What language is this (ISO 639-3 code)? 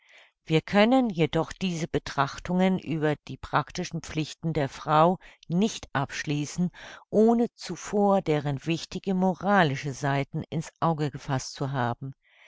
deu